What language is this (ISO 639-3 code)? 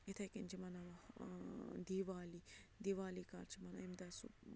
kas